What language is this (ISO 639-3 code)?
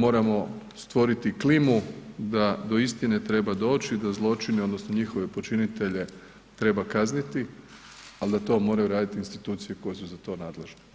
hrv